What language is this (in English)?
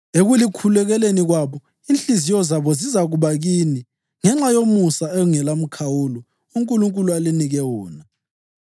North Ndebele